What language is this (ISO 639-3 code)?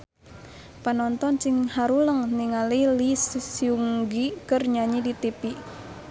sun